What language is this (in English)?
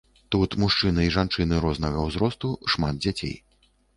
Belarusian